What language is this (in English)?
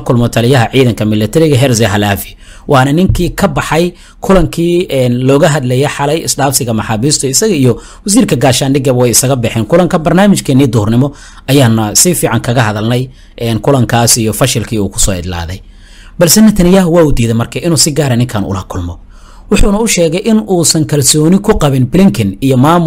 Arabic